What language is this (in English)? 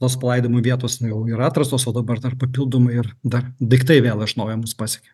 Lithuanian